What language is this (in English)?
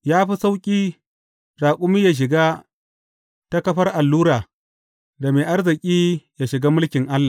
Hausa